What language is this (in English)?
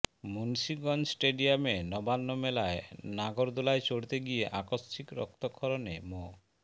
Bangla